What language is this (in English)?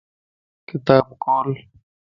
Lasi